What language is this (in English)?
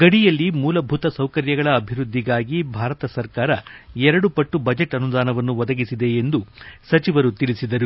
Kannada